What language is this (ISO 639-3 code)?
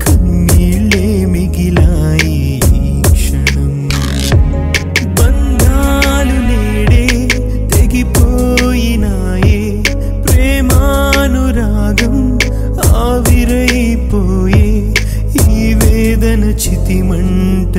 tel